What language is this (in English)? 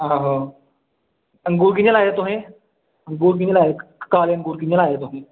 Dogri